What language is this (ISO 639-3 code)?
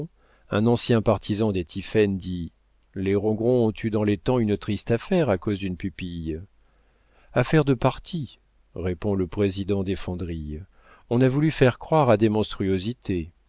fra